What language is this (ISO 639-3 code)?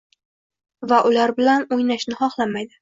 uzb